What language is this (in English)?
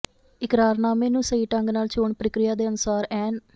Punjabi